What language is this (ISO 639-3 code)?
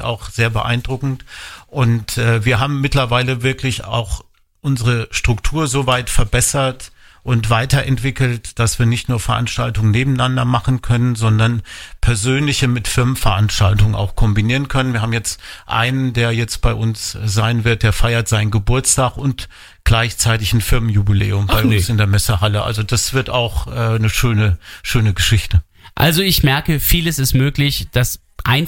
deu